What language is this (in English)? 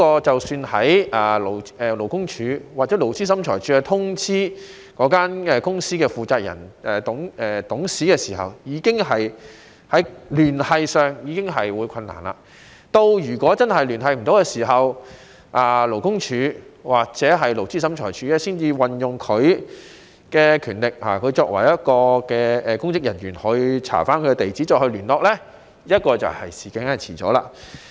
Cantonese